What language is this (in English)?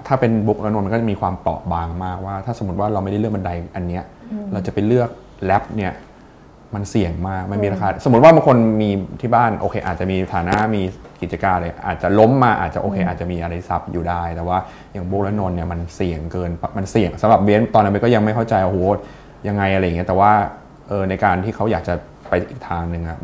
Thai